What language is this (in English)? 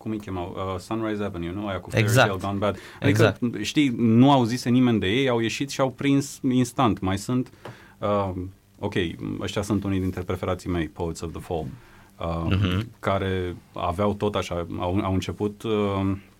Romanian